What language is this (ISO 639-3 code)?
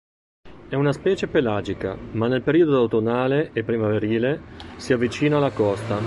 ita